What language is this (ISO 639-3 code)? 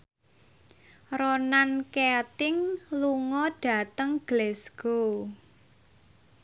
jav